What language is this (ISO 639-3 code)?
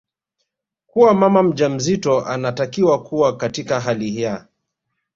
swa